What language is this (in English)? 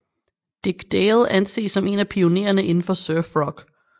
Danish